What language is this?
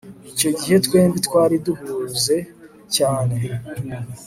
Kinyarwanda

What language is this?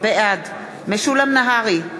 Hebrew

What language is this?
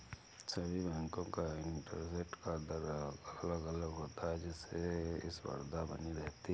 Hindi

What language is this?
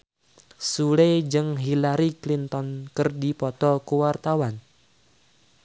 Sundanese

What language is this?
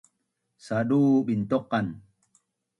Bunun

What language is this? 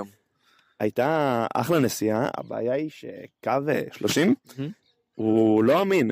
Hebrew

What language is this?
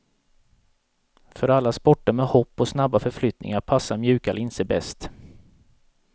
Swedish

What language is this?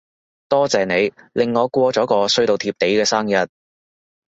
Cantonese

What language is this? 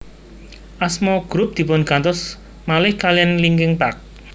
Javanese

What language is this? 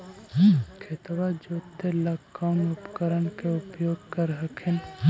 Magahi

